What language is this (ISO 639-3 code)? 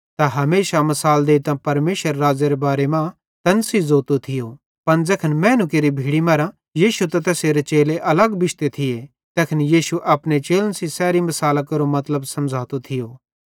bhd